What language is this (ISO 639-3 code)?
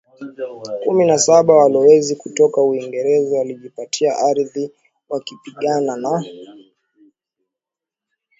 swa